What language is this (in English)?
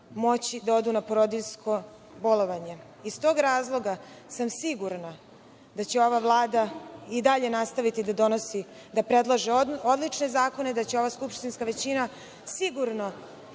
Serbian